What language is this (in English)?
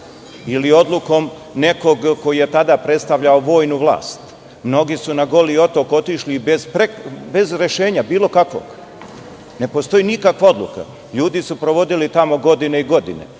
Serbian